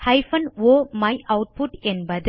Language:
Tamil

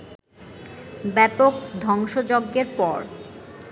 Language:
Bangla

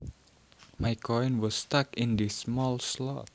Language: Javanese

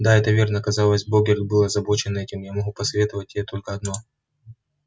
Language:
Russian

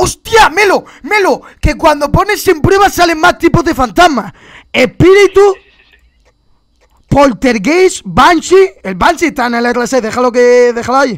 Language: Spanish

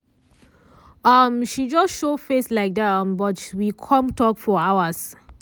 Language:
Nigerian Pidgin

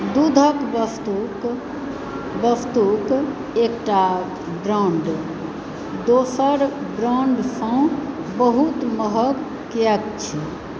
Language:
Maithili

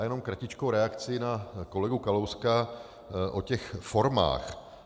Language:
Czech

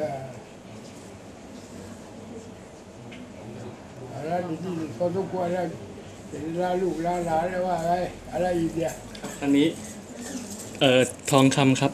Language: Thai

